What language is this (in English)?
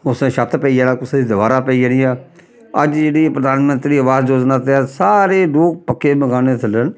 Dogri